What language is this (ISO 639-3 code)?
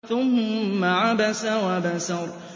ara